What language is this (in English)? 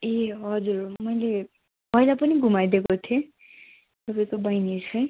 Nepali